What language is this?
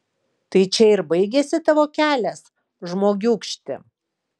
Lithuanian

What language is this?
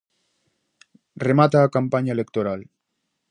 Galician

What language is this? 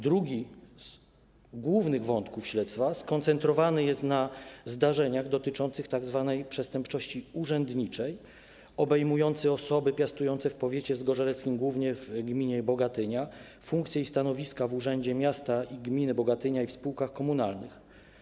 Polish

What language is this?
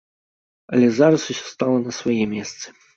Belarusian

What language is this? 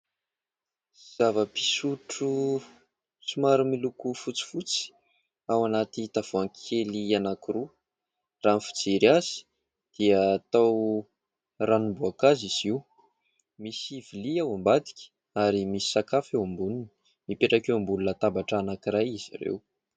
Malagasy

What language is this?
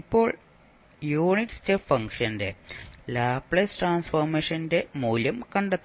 Malayalam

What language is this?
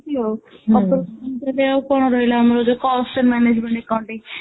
Odia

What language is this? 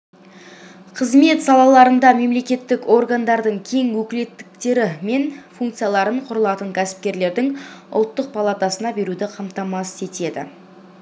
Kazakh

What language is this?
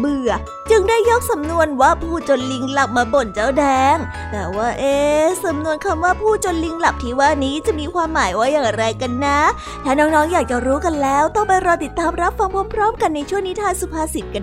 Thai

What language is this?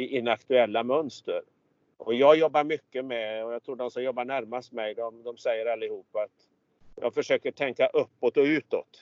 Swedish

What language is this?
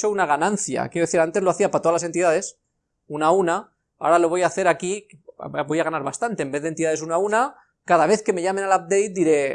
Spanish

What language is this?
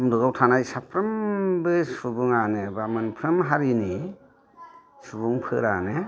Bodo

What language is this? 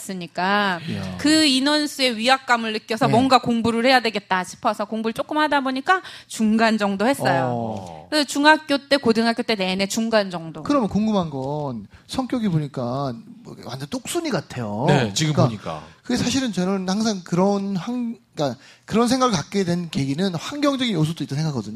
Korean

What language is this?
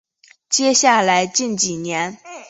Chinese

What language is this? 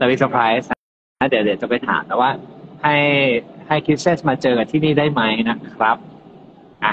Thai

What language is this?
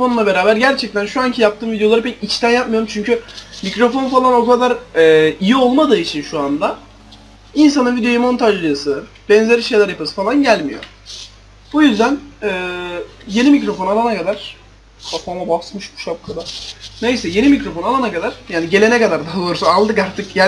Turkish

